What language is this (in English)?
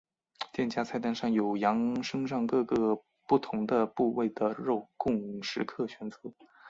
Chinese